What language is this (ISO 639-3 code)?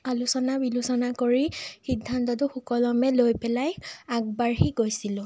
asm